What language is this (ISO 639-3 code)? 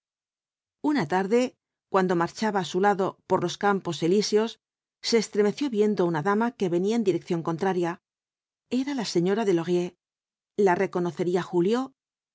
spa